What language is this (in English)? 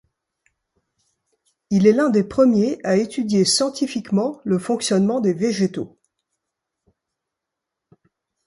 French